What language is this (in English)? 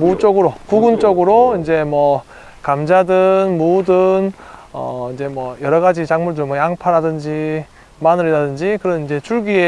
Korean